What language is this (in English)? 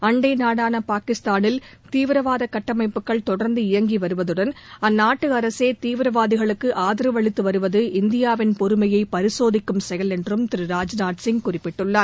Tamil